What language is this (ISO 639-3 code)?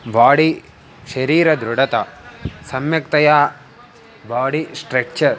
san